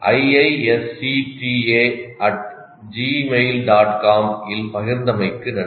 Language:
Tamil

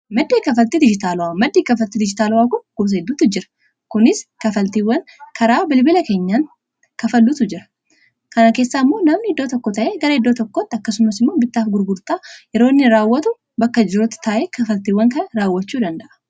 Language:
Oromo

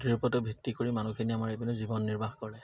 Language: Assamese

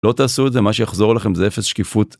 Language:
Hebrew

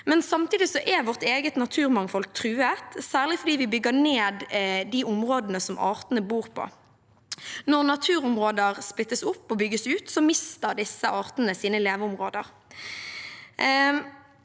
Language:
Norwegian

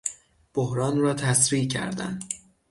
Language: Persian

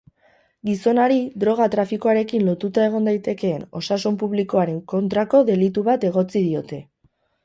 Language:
Basque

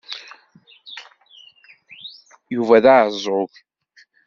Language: Kabyle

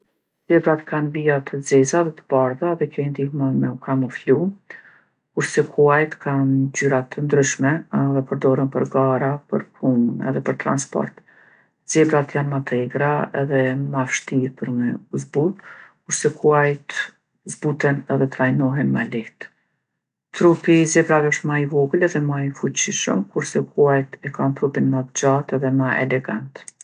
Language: Gheg Albanian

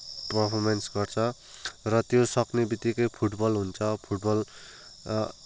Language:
Nepali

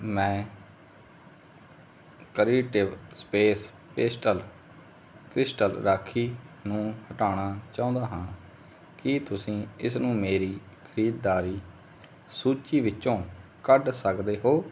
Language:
Punjabi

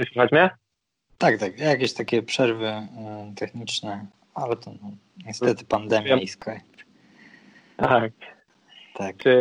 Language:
Polish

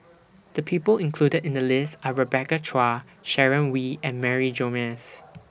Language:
English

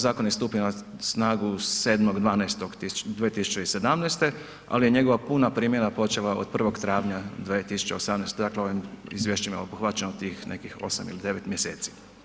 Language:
Croatian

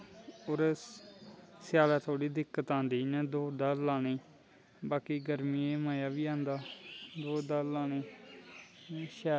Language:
Dogri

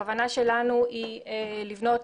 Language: Hebrew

